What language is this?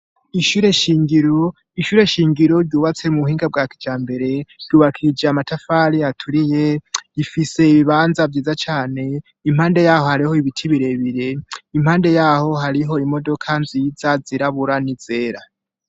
Rundi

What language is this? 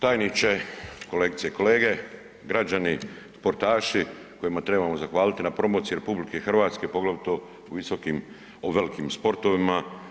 Croatian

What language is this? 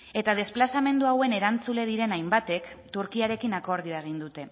Basque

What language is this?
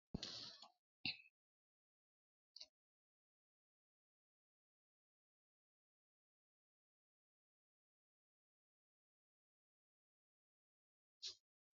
Sidamo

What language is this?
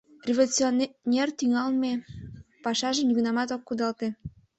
Mari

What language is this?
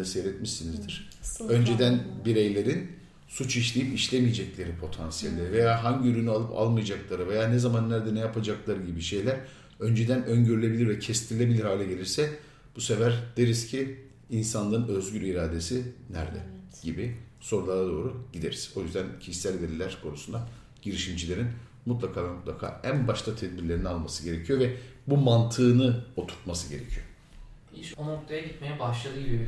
Turkish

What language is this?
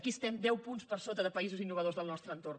Catalan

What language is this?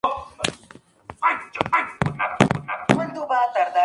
Spanish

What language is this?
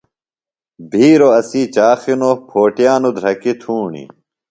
Phalura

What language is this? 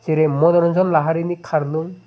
Bodo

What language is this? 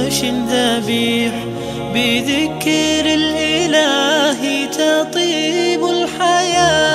Arabic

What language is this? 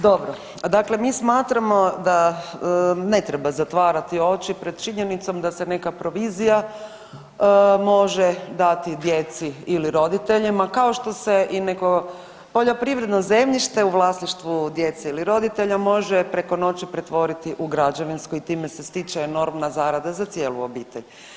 Croatian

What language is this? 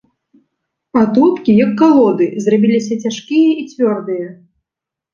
Belarusian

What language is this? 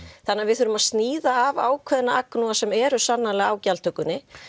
Icelandic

